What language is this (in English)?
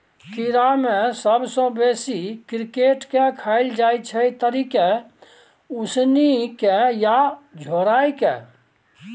Maithili